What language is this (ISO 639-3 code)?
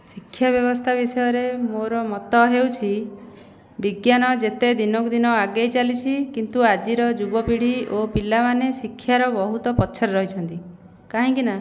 ori